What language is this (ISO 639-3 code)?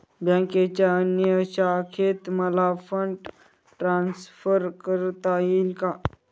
mar